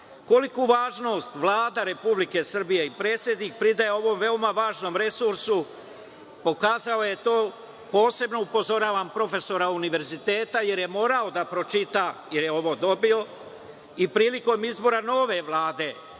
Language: Serbian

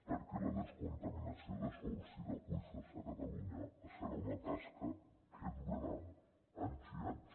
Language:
Catalan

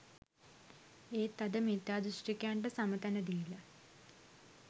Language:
Sinhala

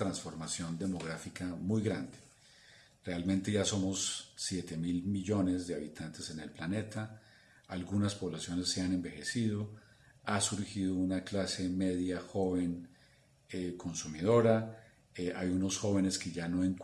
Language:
Spanish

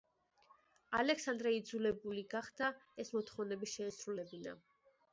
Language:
Georgian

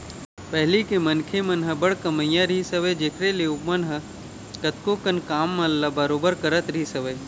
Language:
Chhattisgarhi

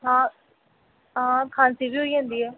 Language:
Dogri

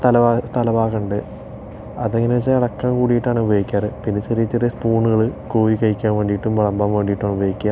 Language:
Malayalam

